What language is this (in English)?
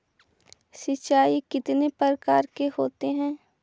Magahi